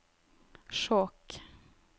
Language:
Norwegian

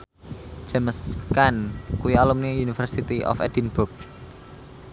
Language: Javanese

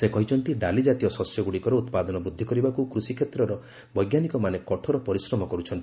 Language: Odia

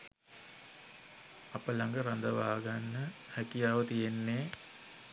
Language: Sinhala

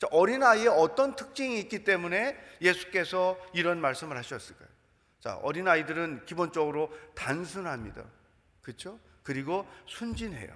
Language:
Korean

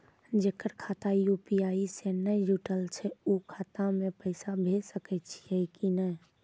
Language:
Maithili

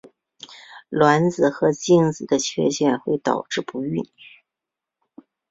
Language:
Chinese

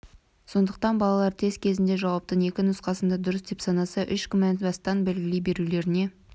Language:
Kazakh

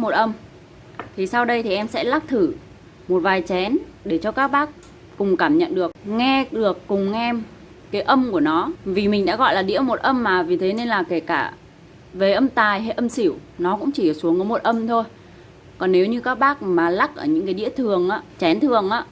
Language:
Vietnamese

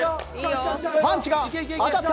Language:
Japanese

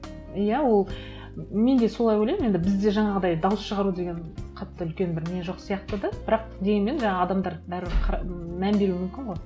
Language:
Kazakh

